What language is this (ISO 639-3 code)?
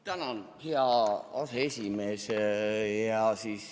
est